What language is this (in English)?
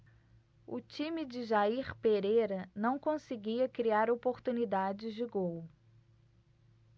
Portuguese